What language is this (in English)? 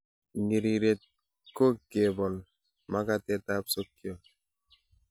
Kalenjin